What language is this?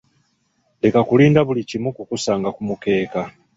Ganda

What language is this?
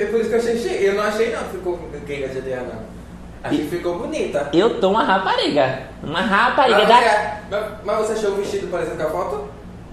Portuguese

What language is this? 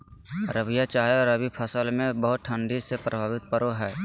Magahi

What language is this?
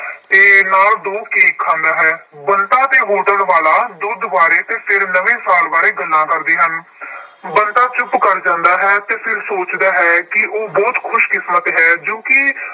Punjabi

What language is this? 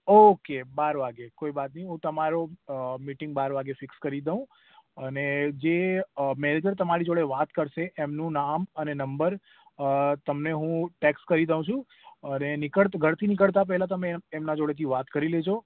Gujarati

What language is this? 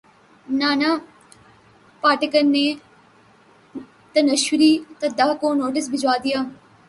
Urdu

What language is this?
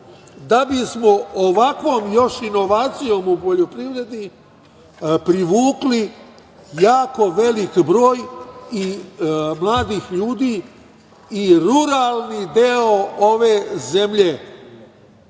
Serbian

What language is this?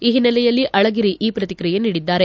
Kannada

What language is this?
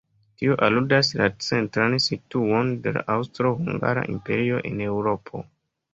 Esperanto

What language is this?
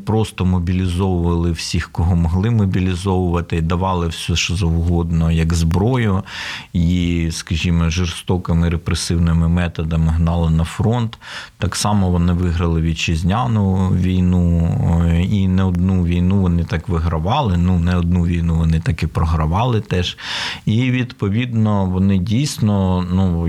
Ukrainian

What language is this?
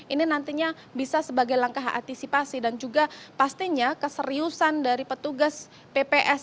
Indonesian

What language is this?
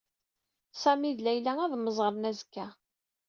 Kabyle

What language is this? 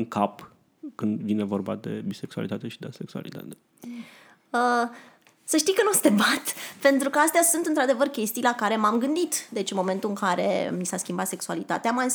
Romanian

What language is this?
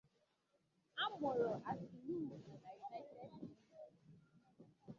Igbo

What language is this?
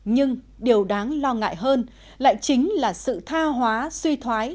Vietnamese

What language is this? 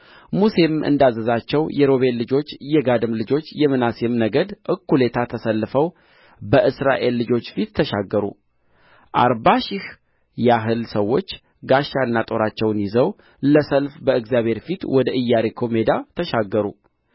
Amharic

